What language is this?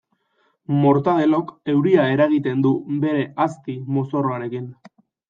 Basque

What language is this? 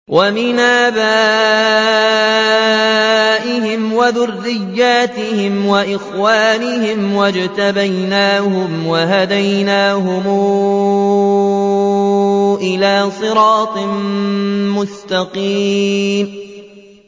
Arabic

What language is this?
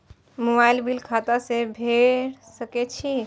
Maithili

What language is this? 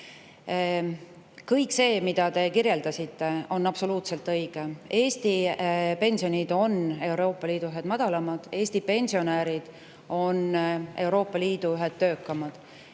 Estonian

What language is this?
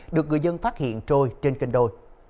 Vietnamese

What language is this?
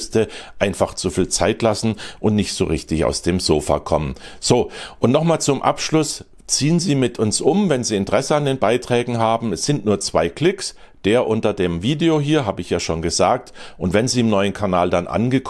German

